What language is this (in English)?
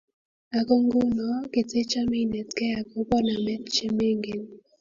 Kalenjin